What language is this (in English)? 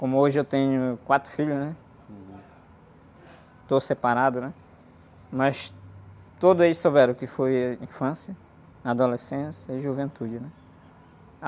Portuguese